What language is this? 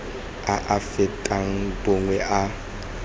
Tswana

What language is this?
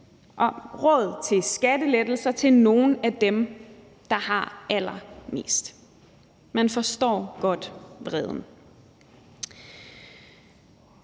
Danish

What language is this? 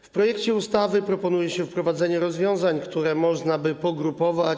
Polish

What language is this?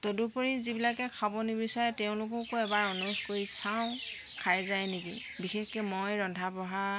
Assamese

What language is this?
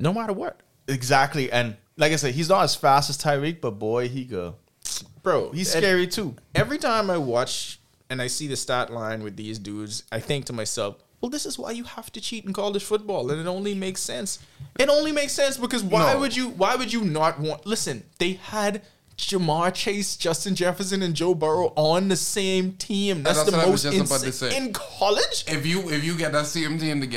English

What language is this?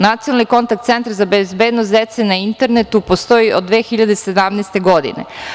Serbian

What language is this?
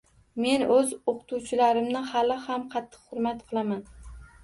Uzbek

